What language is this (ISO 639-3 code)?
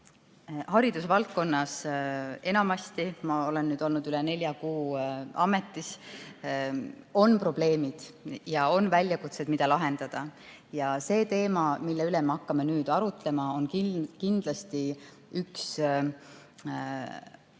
est